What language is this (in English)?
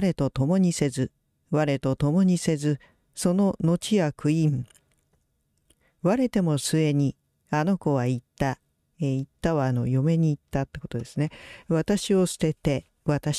Japanese